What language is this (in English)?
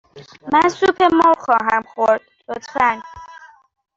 Persian